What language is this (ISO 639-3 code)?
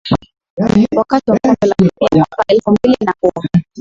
swa